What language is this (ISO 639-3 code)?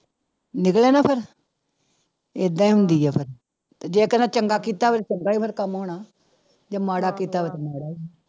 pan